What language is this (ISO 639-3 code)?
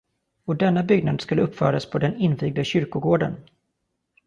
swe